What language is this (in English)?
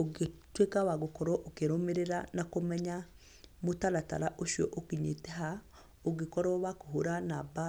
Kikuyu